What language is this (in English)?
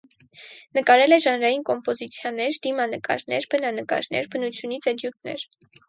Armenian